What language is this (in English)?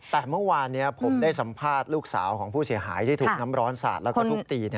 Thai